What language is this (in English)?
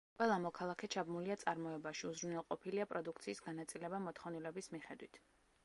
Georgian